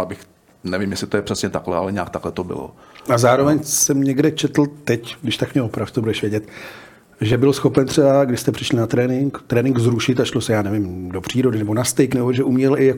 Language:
Czech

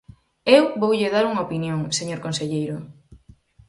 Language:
Galician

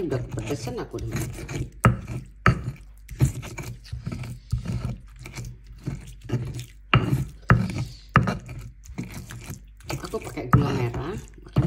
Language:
Indonesian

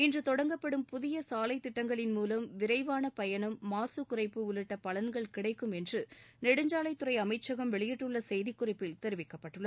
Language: Tamil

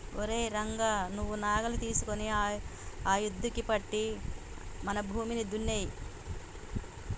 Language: Telugu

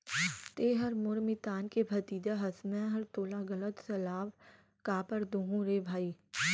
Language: Chhattisgarhi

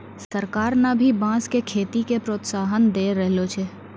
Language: Maithili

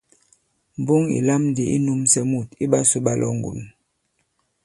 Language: Bankon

